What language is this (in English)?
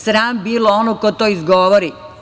Serbian